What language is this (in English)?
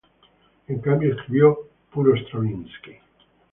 Spanish